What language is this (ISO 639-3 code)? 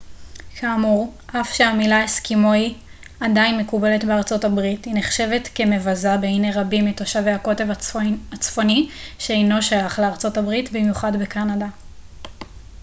heb